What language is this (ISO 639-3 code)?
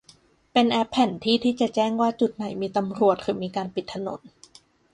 tha